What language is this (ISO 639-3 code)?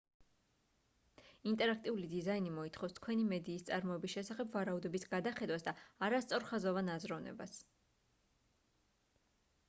kat